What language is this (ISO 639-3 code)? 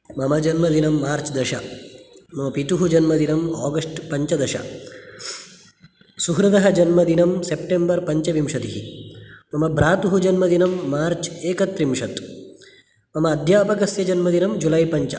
san